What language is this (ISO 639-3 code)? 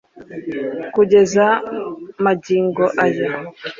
kin